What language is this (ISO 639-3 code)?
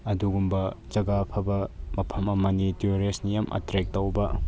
mni